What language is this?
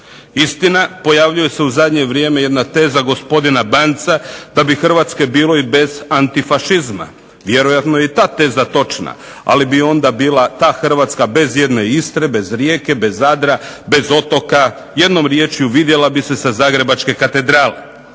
Croatian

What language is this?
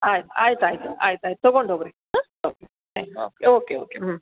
Kannada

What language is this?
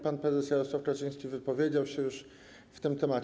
Polish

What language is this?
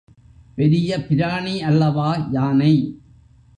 Tamil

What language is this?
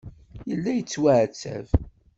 Kabyle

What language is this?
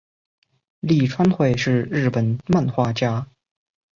Chinese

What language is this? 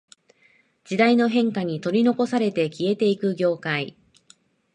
Japanese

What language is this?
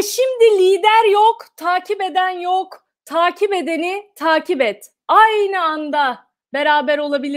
Turkish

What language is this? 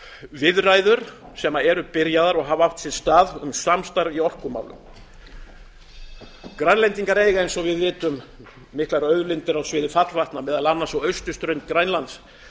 Icelandic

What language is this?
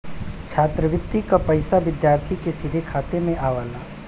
Bhojpuri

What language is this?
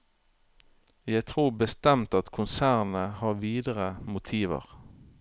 Norwegian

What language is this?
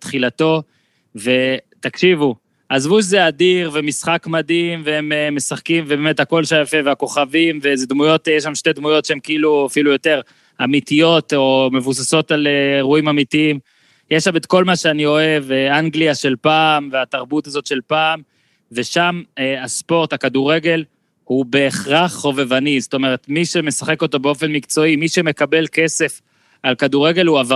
Hebrew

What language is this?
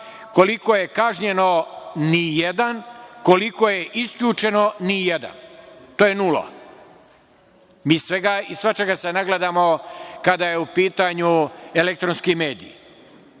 Serbian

